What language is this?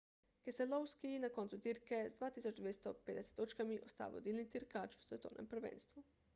Slovenian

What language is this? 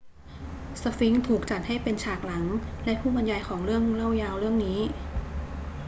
Thai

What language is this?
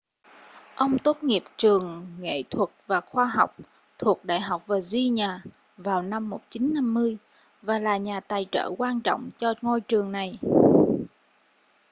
Vietnamese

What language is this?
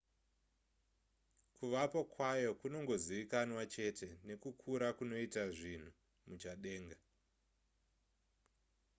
Shona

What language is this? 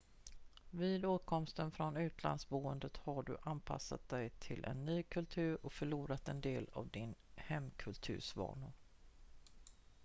Swedish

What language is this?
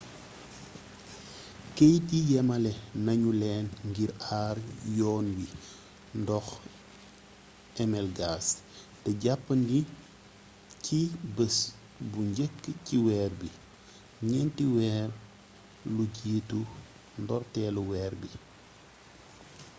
Wolof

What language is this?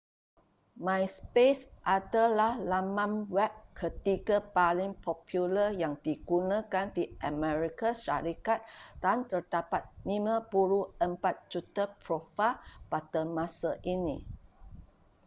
Malay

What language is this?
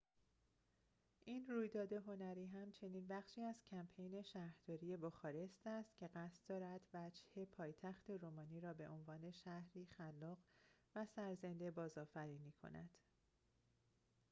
Persian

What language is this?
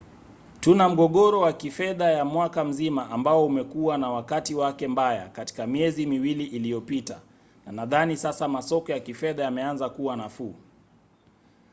Swahili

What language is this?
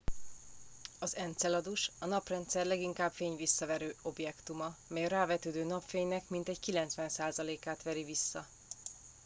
Hungarian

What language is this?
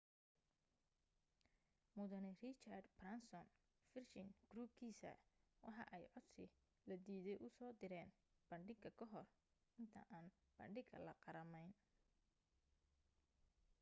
Somali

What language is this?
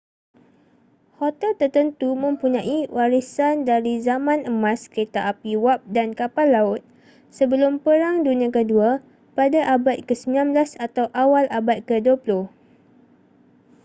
Malay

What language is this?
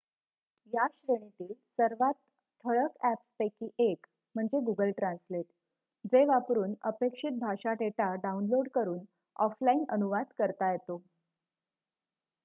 Marathi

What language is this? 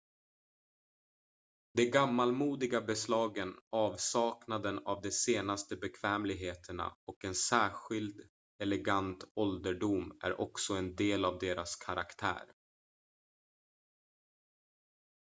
Swedish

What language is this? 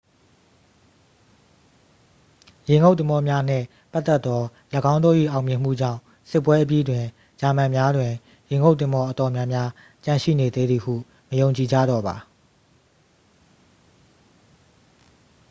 Burmese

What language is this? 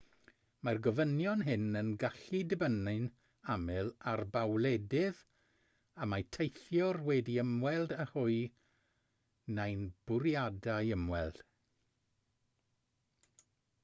Welsh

